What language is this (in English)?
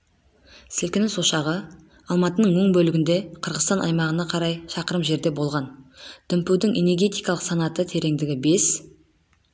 Kazakh